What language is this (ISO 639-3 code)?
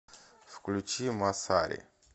rus